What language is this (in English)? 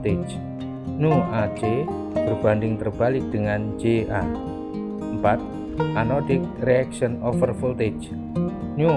Indonesian